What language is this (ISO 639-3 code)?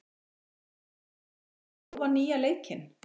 isl